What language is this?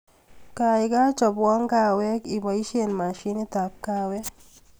Kalenjin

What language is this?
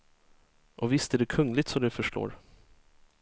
Swedish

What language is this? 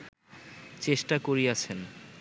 Bangla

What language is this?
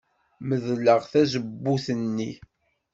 Kabyle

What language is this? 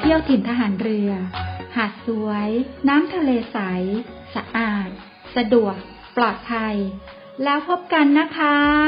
Thai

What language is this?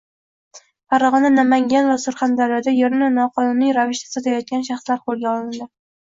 Uzbek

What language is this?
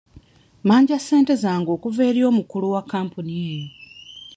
Ganda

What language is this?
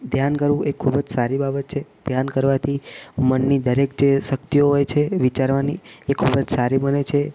Gujarati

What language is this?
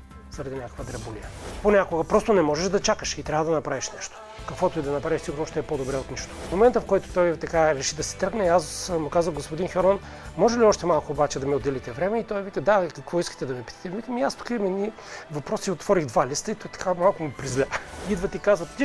Bulgarian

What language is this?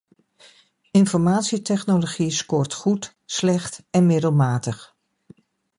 Dutch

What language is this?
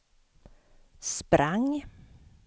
Swedish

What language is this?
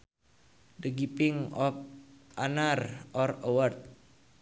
Sundanese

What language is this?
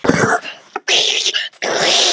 Icelandic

